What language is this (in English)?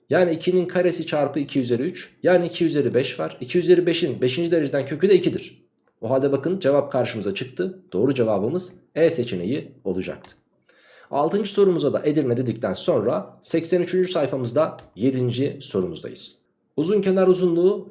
Turkish